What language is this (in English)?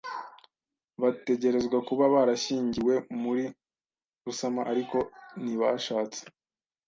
Kinyarwanda